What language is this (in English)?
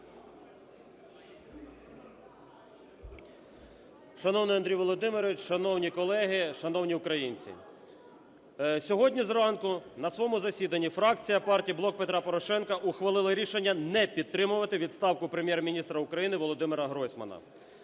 Ukrainian